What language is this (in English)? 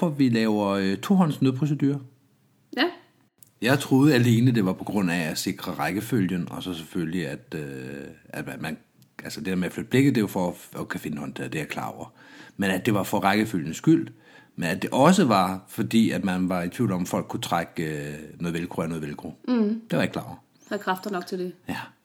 Danish